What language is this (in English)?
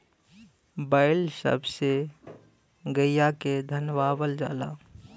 Bhojpuri